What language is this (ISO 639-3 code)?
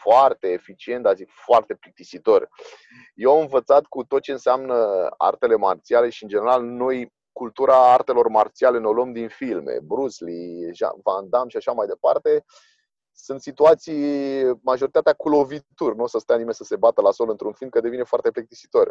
ron